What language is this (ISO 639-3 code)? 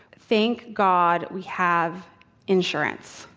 eng